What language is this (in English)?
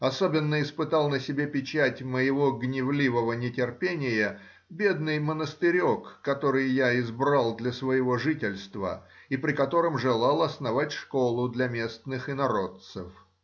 Russian